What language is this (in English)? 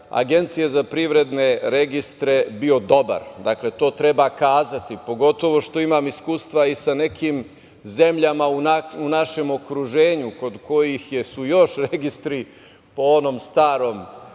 Serbian